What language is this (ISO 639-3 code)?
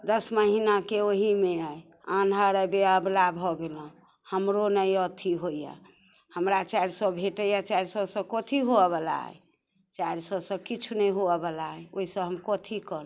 mai